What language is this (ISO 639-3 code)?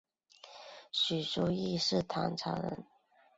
zho